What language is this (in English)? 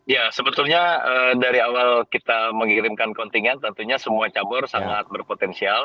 Indonesian